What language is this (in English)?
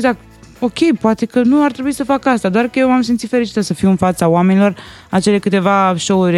Romanian